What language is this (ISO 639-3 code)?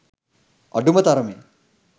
sin